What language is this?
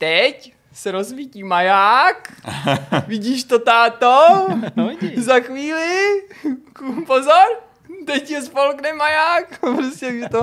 Czech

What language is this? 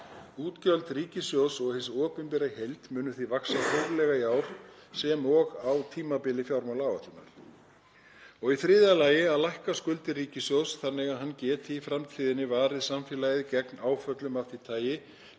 Icelandic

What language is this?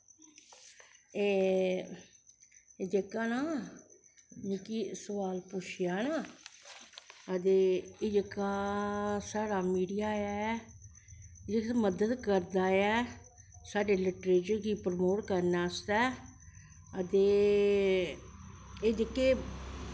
Dogri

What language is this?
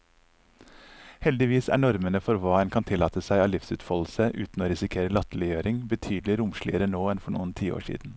Norwegian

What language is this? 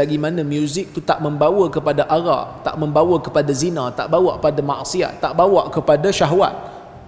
Malay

